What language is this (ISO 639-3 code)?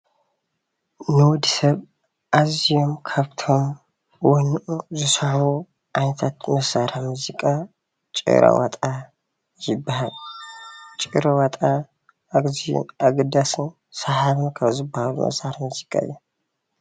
tir